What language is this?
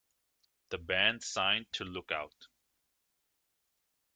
English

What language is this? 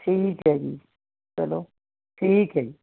Punjabi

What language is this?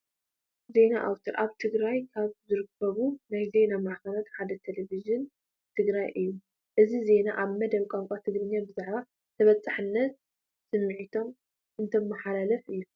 Tigrinya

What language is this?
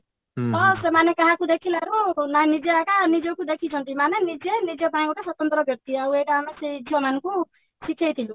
Odia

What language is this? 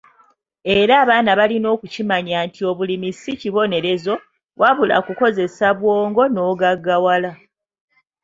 Ganda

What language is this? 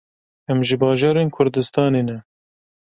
Kurdish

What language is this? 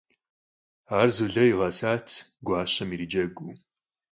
Kabardian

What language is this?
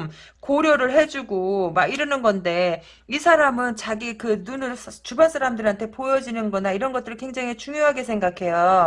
Korean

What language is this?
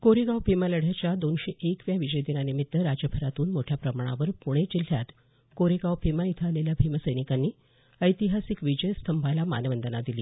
Marathi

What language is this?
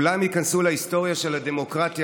Hebrew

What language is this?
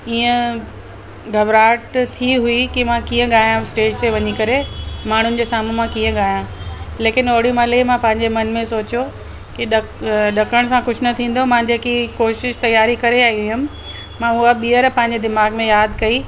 Sindhi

